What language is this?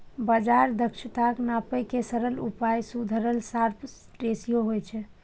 Maithili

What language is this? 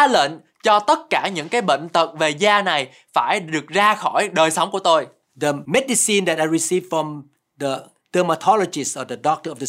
Vietnamese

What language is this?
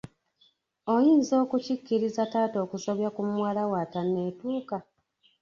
Ganda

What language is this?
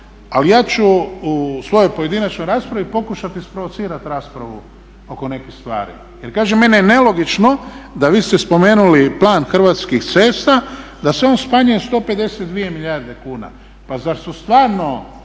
Croatian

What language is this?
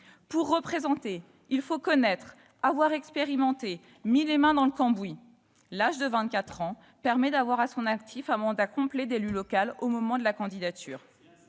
French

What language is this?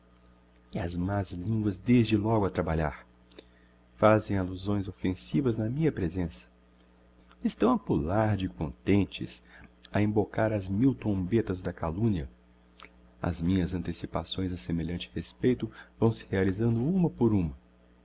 Portuguese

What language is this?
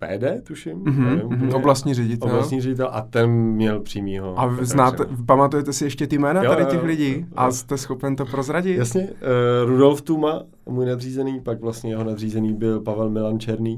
Czech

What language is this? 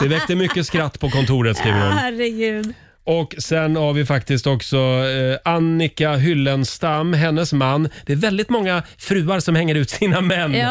Swedish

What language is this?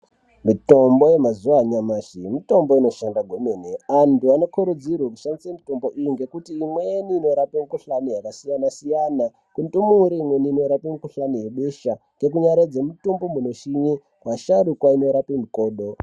Ndau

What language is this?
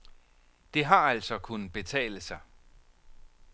Danish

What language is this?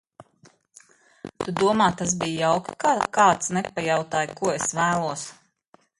Latvian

